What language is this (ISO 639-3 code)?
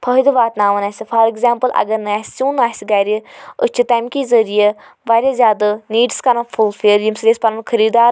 kas